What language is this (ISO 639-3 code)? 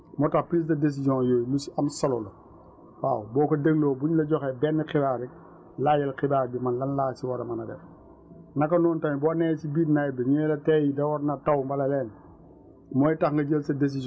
wol